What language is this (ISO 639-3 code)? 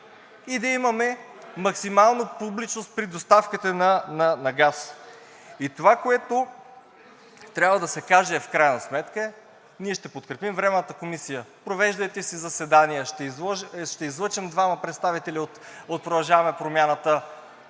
bul